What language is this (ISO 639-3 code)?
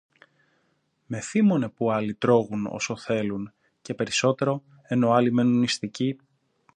ell